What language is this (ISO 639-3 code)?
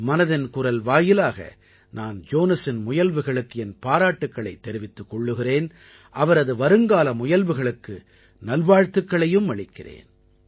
tam